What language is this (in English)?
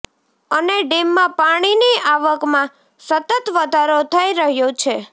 Gujarati